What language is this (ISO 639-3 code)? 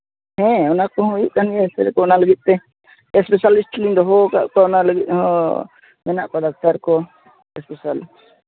sat